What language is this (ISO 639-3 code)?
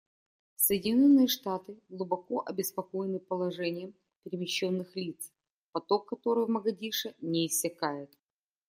rus